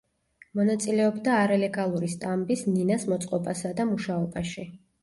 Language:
Georgian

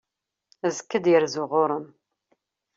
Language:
Kabyle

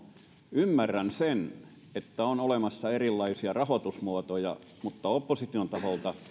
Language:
Finnish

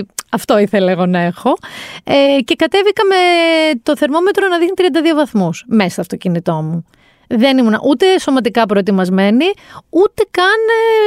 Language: Greek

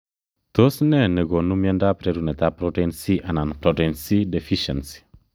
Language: Kalenjin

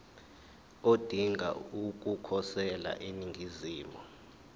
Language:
Zulu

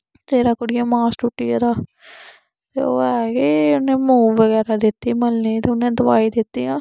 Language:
Dogri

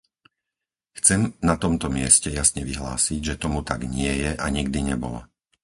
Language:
Slovak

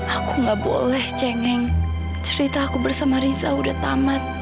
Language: Indonesian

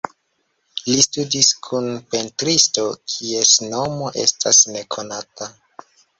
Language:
Esperanto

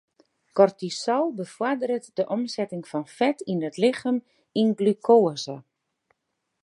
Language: Western Frisian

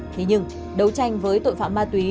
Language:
Vietnamese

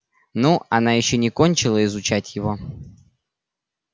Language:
Russian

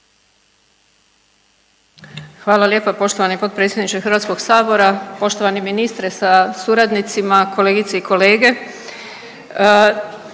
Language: Croatian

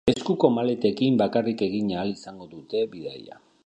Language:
Basque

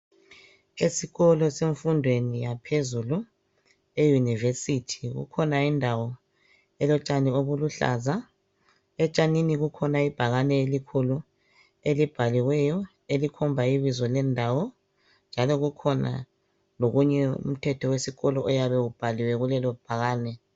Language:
North Ndebele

